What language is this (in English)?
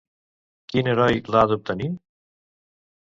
Catalan